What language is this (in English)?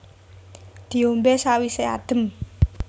Javanese